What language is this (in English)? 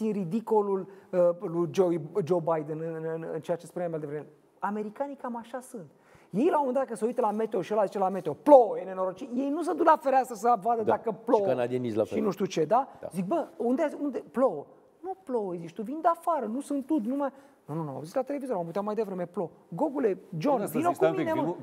Romanian